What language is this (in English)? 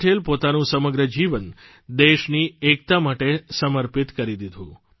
Gujarati